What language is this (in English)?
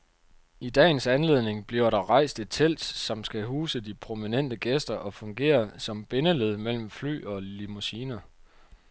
Danish